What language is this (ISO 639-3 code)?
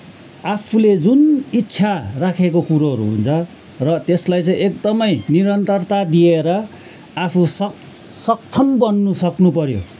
nep